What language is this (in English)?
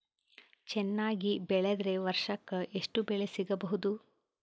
Kannada